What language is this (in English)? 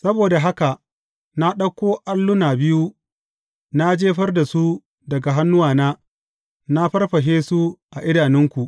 Hausa